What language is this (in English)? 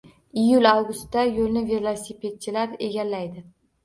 Uzbek